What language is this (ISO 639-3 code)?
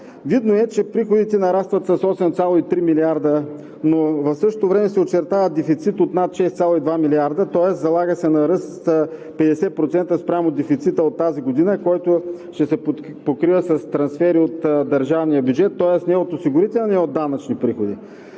bul